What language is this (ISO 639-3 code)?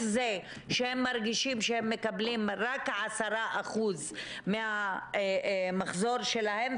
heb